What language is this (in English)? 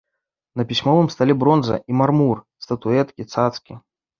Belarusian